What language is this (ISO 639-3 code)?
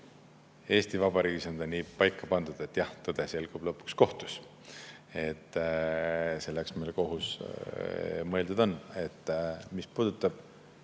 est